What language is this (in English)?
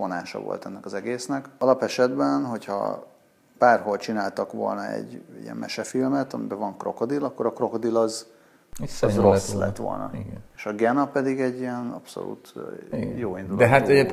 Hungarian